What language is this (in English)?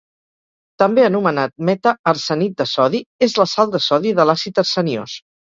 Catalan